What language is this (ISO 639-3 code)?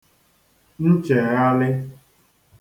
ibo